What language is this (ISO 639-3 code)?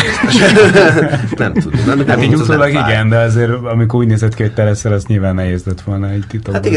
hun